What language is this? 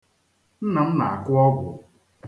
Igbo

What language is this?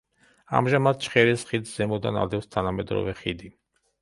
Georgian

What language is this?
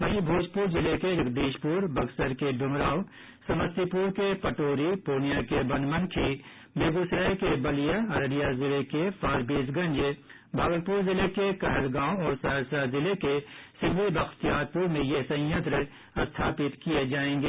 Hindi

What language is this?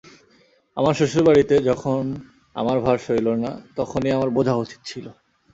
Bangla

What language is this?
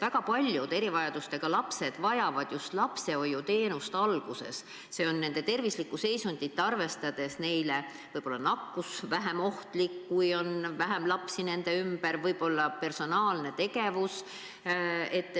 Estonian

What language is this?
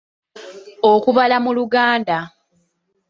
Ganda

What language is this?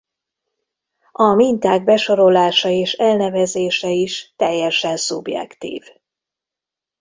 Hungarian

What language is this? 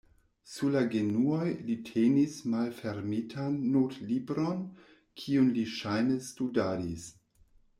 Esperanto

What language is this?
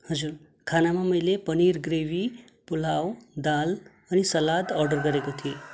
Nepali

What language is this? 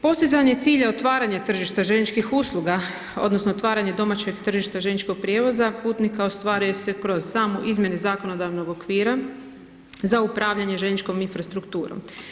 Croatian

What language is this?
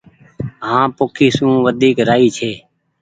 Goaria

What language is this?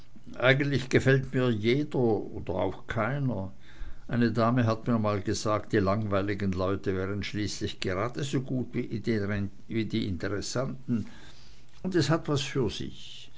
German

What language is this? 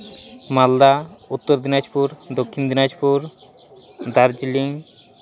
Santali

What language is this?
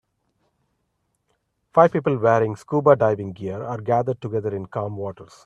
English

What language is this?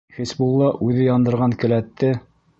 Bashkir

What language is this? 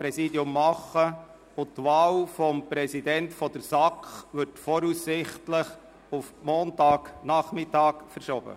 Swiss German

